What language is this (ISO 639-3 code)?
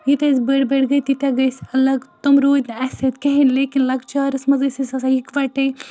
kas